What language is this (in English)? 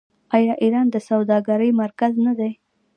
Pashto